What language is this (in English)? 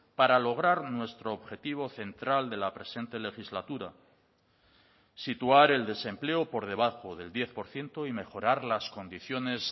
Spanish